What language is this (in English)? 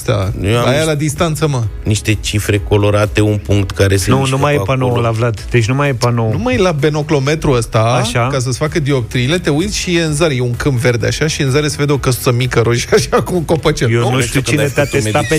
Romanian